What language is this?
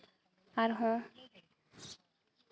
Santali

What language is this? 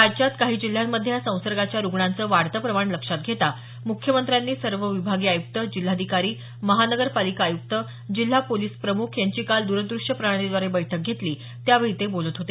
Marathi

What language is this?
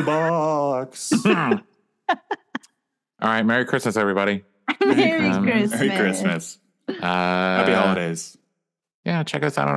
English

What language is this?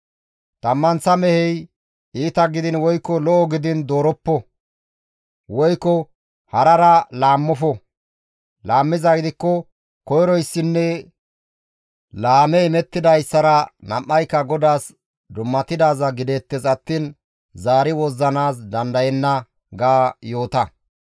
Gamo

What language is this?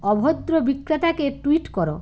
Bangla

